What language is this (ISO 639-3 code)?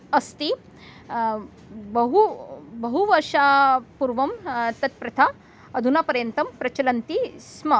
san